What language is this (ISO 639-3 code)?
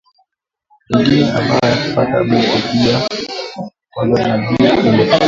swa